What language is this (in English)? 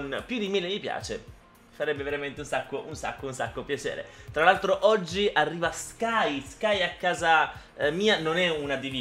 Italian